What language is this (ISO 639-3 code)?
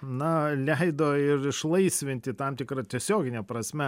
lit